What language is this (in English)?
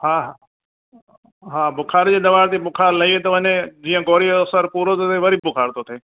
Sindhi